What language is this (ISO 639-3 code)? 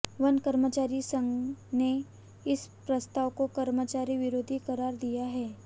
hin